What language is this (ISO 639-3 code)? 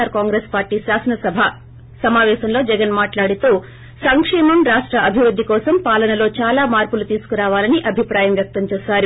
tel